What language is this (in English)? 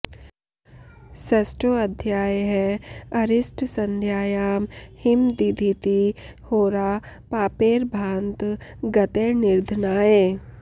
Sanskrit